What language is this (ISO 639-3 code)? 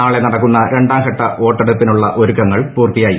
mal